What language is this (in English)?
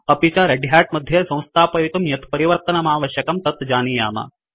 Sanskrit